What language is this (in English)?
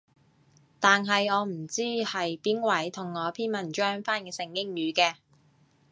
Cantonese